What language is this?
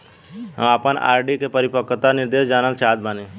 Bhojpuri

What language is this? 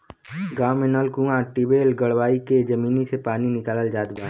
Bhojpuri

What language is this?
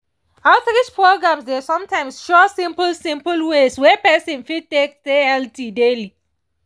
Nigerian Pidgin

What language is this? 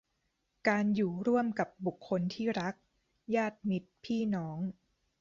Thai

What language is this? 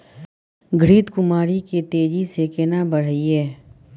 Maithili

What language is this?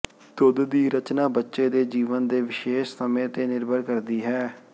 Punjabi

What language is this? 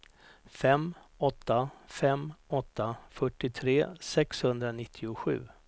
Swedish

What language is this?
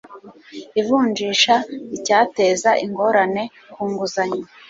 Kinyarwanda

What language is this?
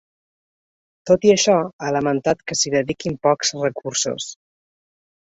Catalan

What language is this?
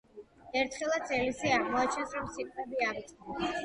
Georgian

